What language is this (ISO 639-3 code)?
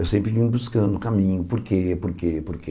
por